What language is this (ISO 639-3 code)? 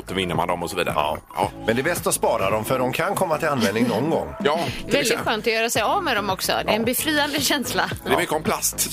swe